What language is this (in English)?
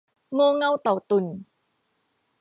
Thai